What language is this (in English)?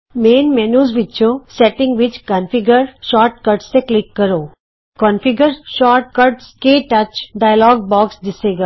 Punjabi